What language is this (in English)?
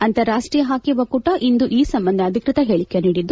Kannada